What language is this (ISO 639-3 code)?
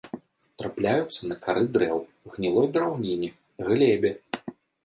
bel